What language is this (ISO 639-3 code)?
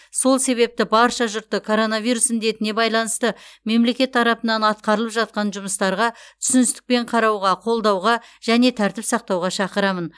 kaz